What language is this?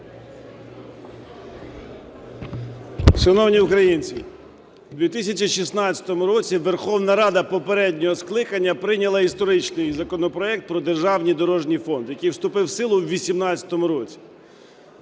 Ukrainian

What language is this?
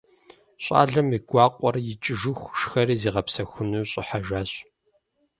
Kabardian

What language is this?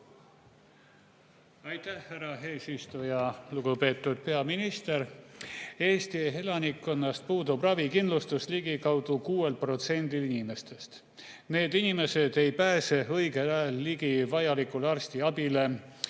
Estonian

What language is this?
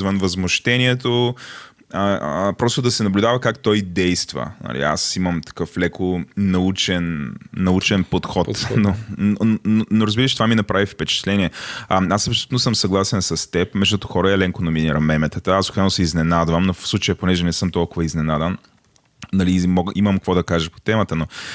Bulgarian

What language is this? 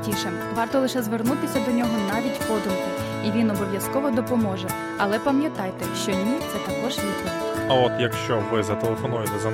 Ukrainian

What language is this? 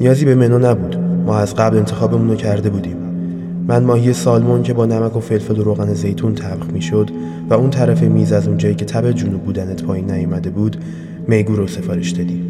Persian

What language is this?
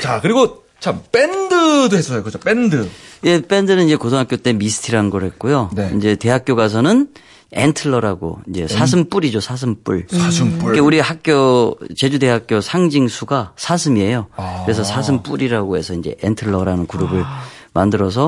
Korean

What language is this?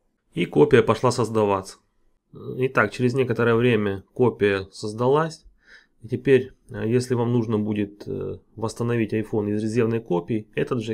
Russian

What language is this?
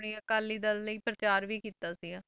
Punjabi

